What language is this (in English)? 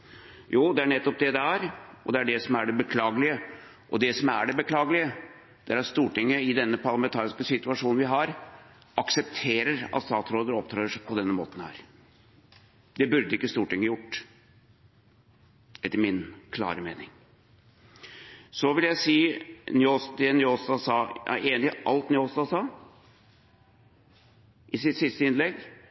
Norwegian Bokmål